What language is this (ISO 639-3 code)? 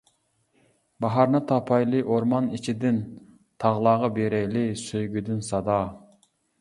uig